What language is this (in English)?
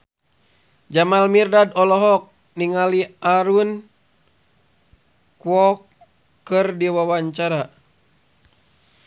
Sundanese